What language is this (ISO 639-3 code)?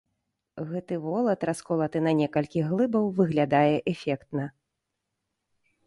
bel